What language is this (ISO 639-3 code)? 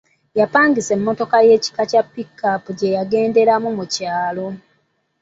lug